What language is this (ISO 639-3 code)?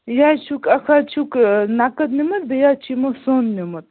kas